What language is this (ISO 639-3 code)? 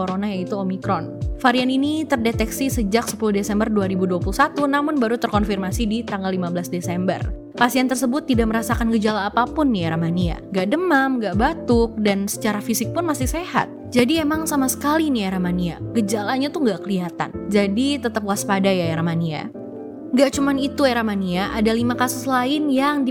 ind